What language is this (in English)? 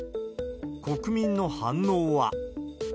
Japanese